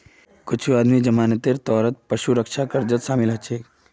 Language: Magahi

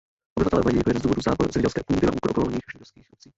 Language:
Czech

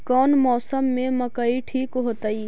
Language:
Magahi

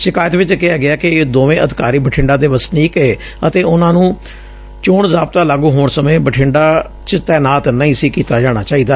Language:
Punjabi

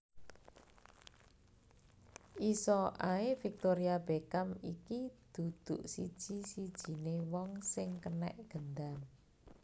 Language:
Javanese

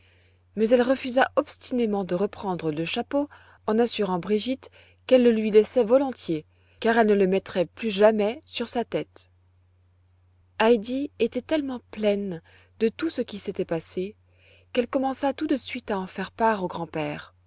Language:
French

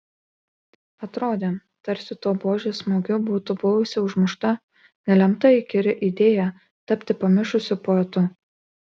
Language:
Lithuanian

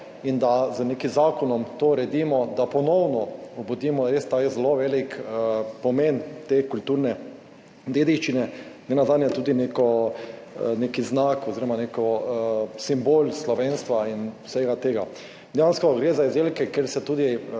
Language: Slovenian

